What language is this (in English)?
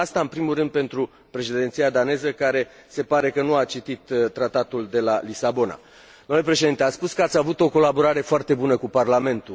Romanian